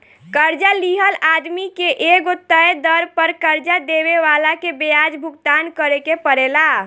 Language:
Bhojpuri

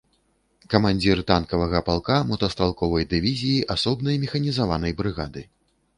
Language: Belarusian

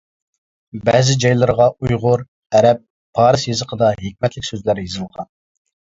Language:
Uyghur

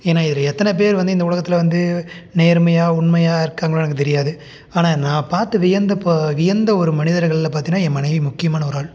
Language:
Tamil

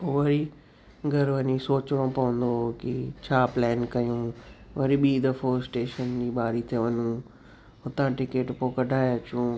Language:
Sindhi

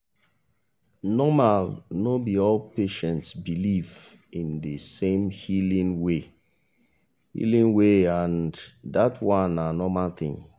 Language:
Nigerian Pidgin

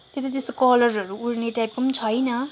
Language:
Nepali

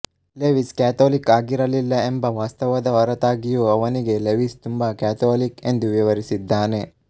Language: Kannada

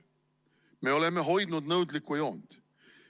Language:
Estonian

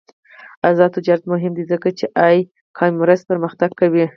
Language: Pashto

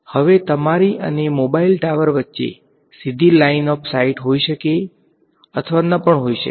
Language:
Gujarati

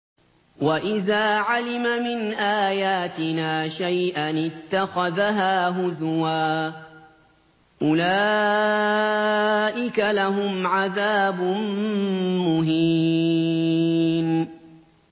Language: Arabic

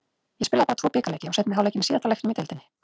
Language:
Icelandic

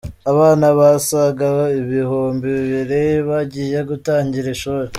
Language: Kinyarwanda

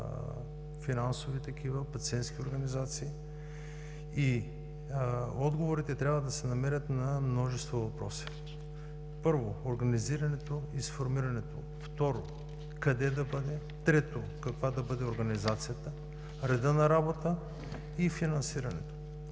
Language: Bulgarian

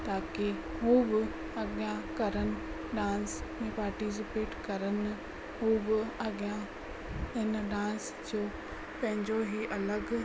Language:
Sindhi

